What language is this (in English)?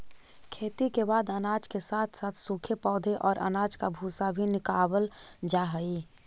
Magahi